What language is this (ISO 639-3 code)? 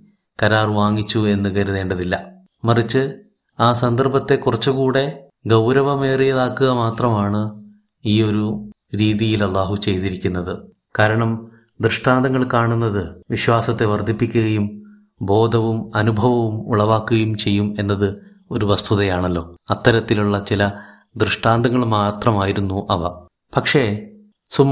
mal